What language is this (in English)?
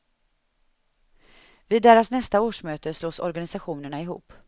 Swedish